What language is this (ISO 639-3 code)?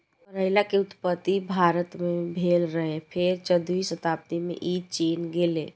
mai